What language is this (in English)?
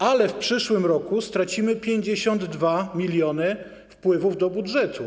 Polish